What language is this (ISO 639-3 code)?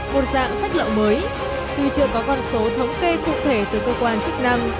vie